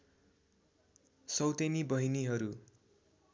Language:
Nepali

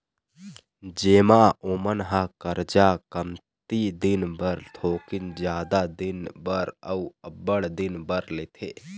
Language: Chhattisgarhi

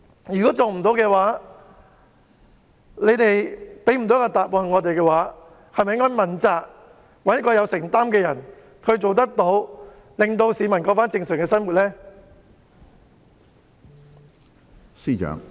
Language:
Cantonese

